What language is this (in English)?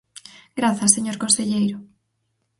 Galician